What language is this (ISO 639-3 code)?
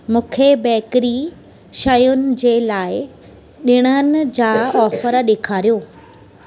snd